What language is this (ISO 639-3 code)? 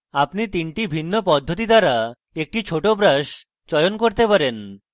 ben